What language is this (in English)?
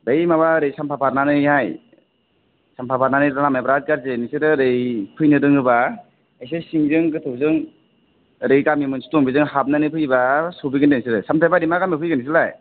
Bodo